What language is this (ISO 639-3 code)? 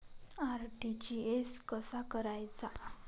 mar